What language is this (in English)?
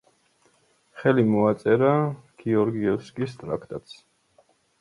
Georgian